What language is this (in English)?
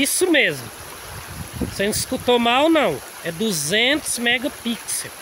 Portuguese